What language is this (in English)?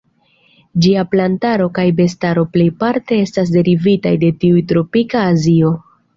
Esperanto